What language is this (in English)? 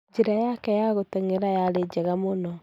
Kikuyu